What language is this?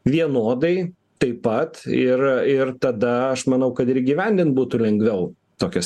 Lithuanian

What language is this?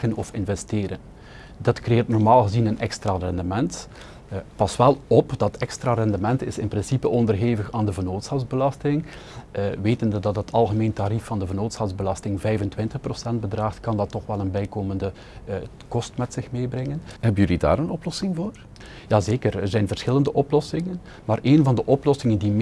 Dutch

